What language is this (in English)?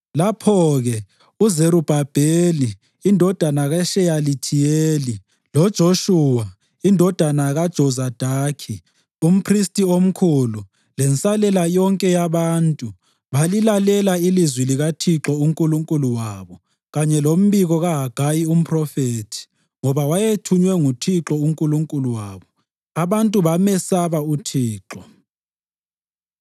North Ndebele